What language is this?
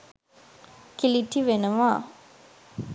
Sinhala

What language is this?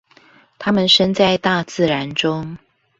Chinese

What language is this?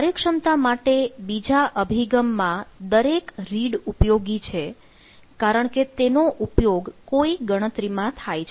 Gujarati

